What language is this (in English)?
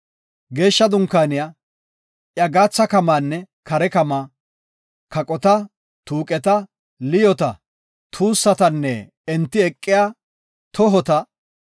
Gofa